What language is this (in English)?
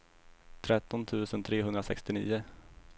Swedish